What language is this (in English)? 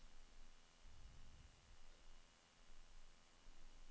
Norwegian